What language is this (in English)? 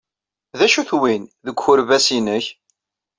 Kabyle